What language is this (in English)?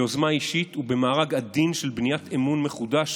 Hebrew